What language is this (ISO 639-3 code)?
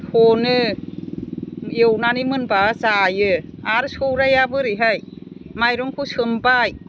brx